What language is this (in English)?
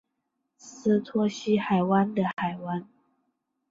Chinese